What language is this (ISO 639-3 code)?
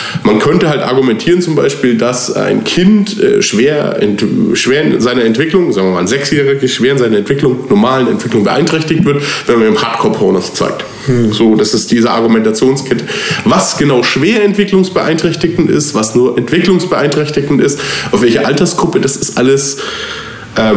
deu